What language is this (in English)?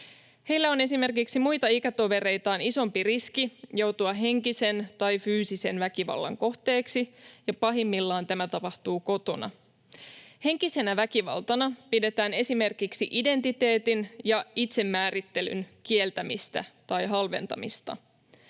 Finnish